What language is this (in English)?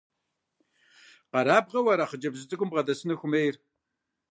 Kabardian